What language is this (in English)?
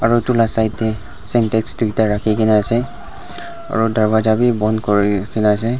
Naga Pidgin